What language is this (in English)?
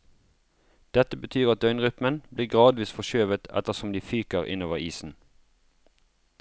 Norwegian